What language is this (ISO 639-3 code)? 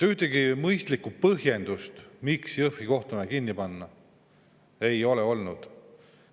est